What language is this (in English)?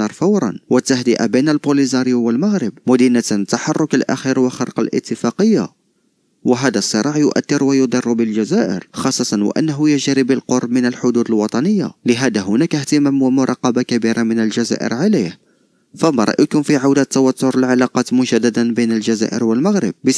Arabic